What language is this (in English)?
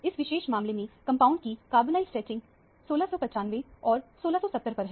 Hindi